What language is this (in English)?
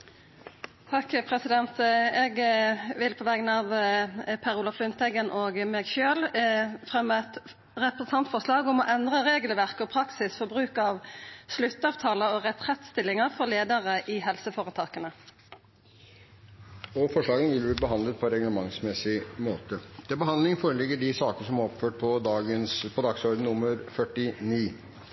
Norwegian